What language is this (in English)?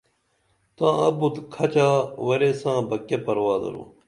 Dameli